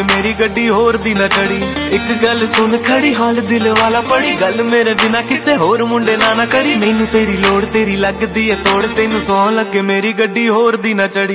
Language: Hindi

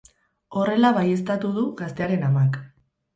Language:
Basque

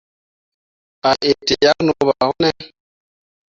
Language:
Mundang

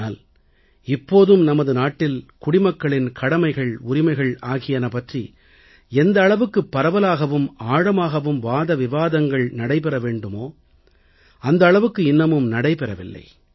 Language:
Tamil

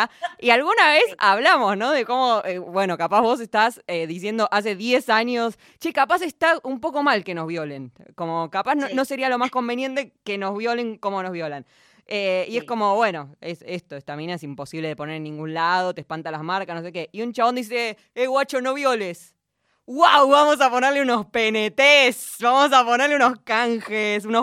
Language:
Spanish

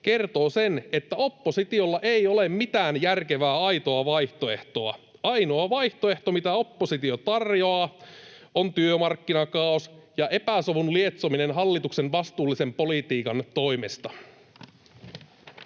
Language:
Finnish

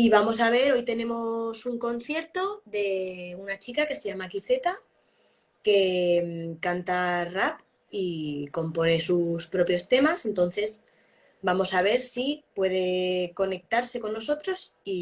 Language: Spanish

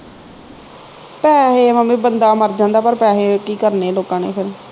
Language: Punjabi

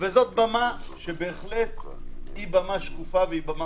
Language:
Hebrew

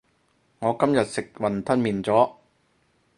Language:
Cantonese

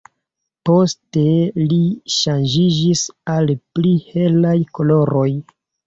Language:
Esperanto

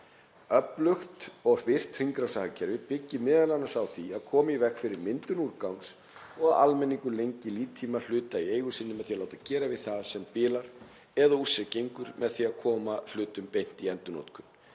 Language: Icelandic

